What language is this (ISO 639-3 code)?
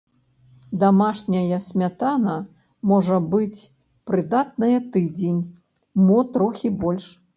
bel